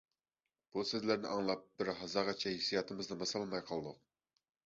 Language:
Uyghur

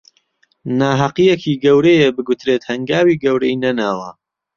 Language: Central Kurdish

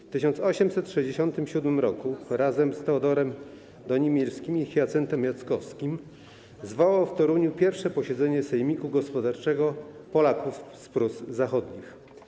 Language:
Polish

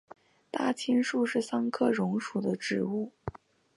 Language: Chinese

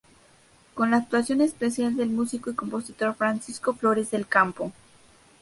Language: Spanish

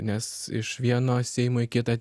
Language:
Lithuanian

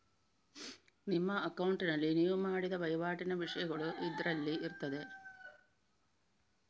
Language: Kannada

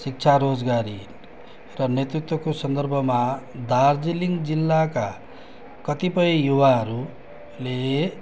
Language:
Nepali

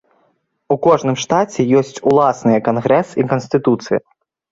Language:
Belarusian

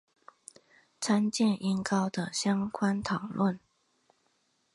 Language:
Chinese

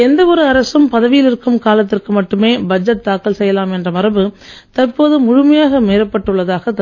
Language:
Tamil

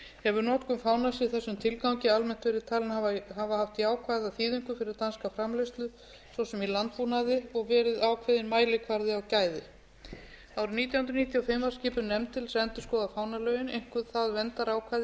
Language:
Icelandic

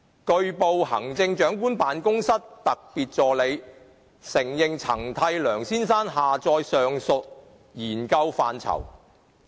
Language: Cantonese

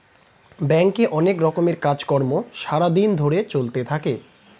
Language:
Bangla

